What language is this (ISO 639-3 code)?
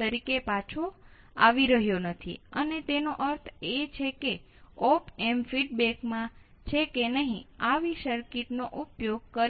guj